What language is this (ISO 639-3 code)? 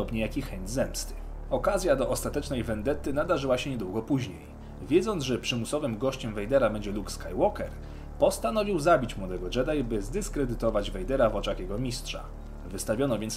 pol